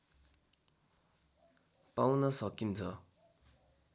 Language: Nepali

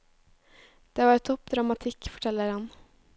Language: Norwegian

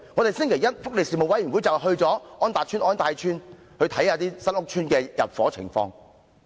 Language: Cantonese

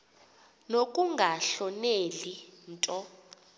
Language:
Xhosa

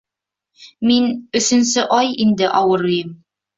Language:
Bashkir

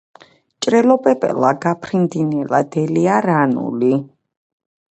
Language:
Georgian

